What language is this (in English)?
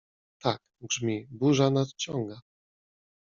Polish